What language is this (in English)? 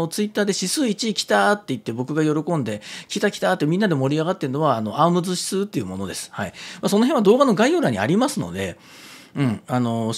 Japanese